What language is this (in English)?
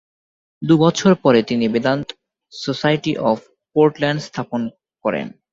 Bangla